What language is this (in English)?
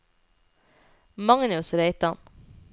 Norwegian